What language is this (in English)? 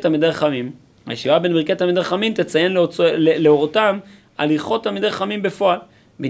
Hebrew